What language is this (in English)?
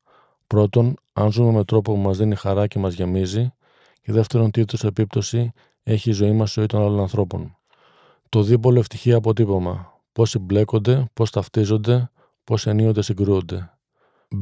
Greek